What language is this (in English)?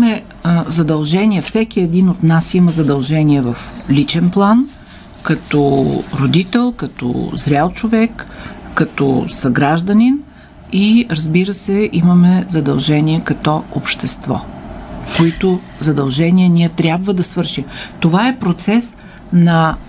Bulgarian